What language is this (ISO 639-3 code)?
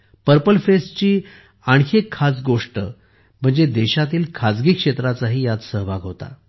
mar